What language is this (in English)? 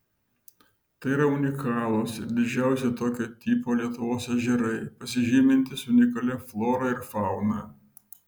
Lithuanian